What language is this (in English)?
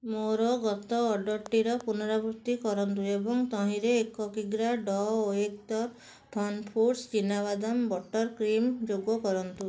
Odia